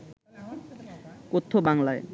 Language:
Bangla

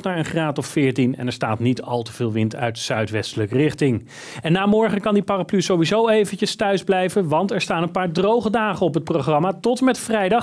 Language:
Dutch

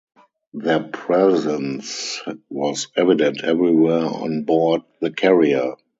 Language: English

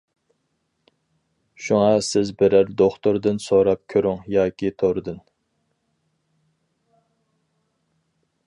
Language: Uyghur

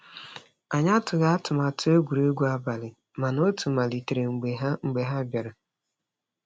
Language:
Igbo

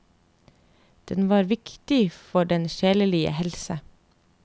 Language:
Norwegian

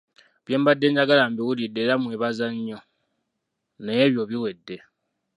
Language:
Ganda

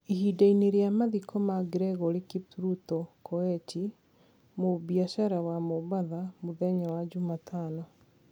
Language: Kikuyu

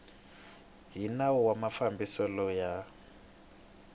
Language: Tsonga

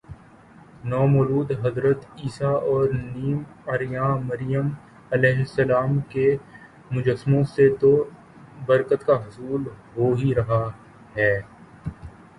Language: Urdu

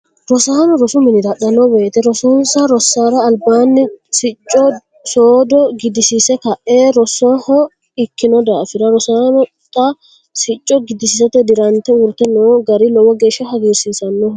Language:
Sidamo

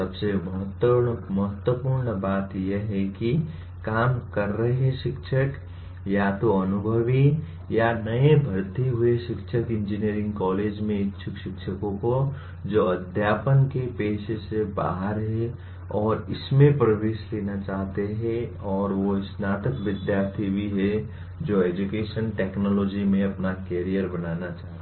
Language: Hindi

